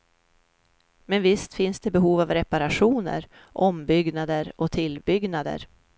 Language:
Swedish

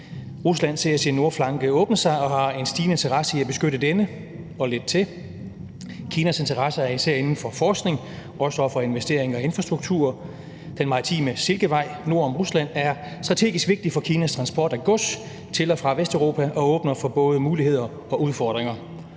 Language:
Danish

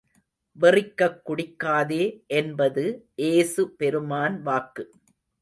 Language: Tamil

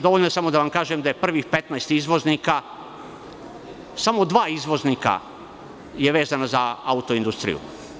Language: Serbian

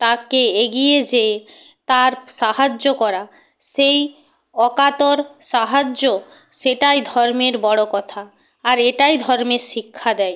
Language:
Bangla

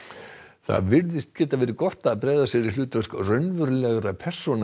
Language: Icelandic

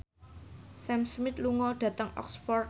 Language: Javanese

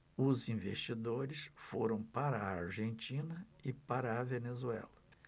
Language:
Portuguese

